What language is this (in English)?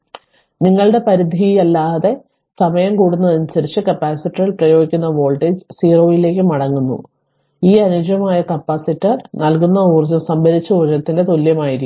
Malayalam